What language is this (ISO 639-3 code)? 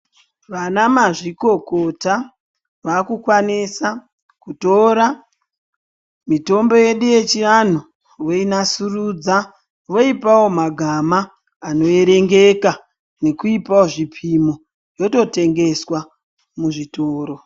ndc